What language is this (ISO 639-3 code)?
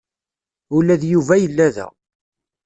kab